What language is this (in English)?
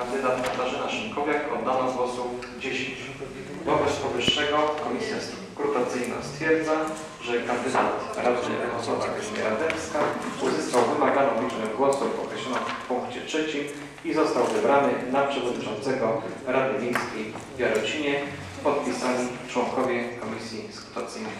Polish